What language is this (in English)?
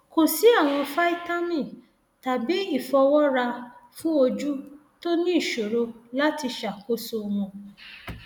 Yoruba